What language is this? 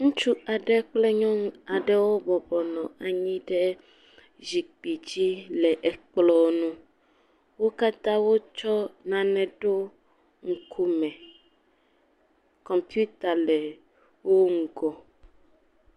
Ewe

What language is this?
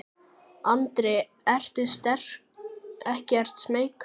Icelandic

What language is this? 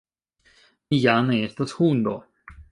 Esperanto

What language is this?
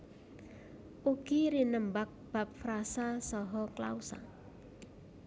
Javanese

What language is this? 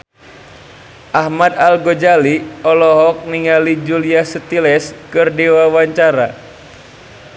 Sundanese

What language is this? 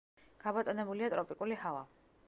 Georgian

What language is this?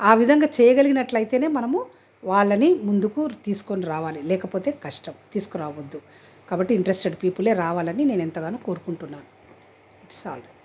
Telugu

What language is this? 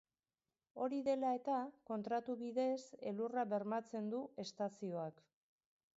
Basque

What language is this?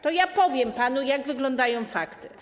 Polish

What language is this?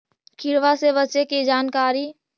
Magahi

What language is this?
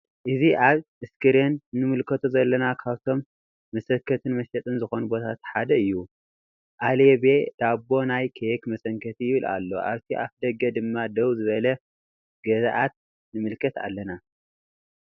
Tigrinya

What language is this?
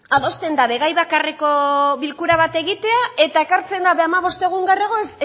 Basque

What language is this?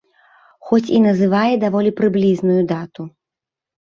Belarusian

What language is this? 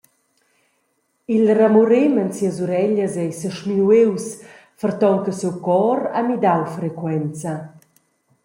Romansh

